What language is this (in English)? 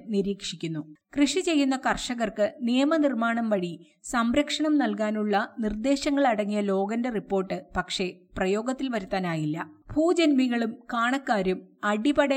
Malayalam